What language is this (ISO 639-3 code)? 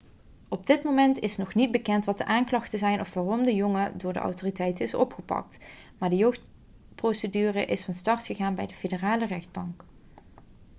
nld